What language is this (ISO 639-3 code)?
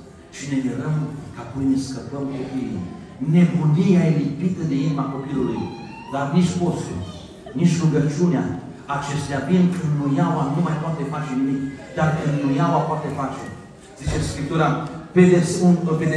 ron